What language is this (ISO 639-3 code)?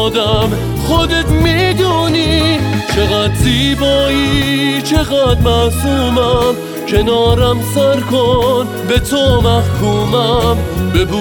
fas